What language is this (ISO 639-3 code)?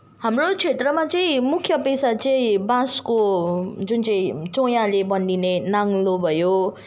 nep